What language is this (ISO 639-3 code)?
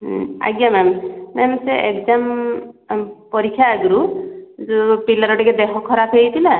ori